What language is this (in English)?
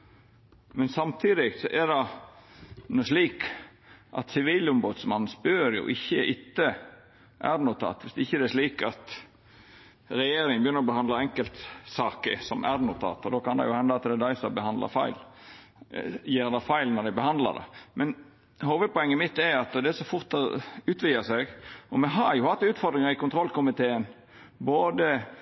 Norwegian Nynorsk